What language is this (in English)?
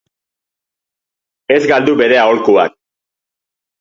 Basque